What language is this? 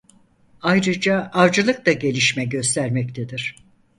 Turkish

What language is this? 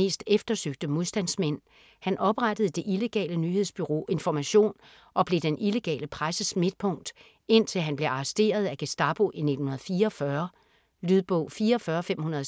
Danish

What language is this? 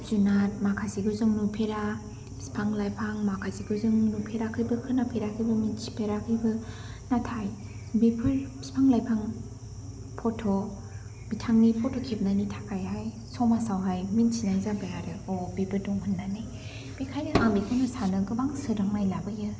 Bodo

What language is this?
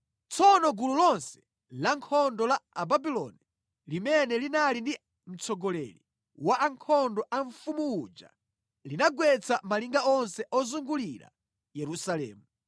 Nyanja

